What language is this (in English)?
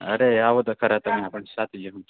Gujarati